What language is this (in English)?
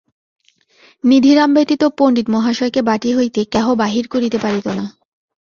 Bangla